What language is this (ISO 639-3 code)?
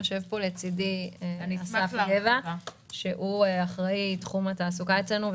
heb